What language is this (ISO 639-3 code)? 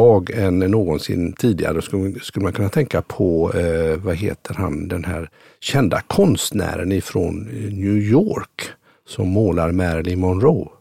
swe